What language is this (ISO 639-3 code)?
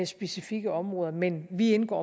dan